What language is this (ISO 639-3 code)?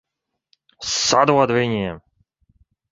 lav